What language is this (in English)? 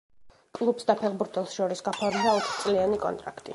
Georgian